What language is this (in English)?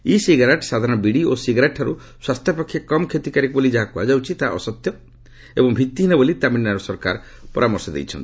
Odia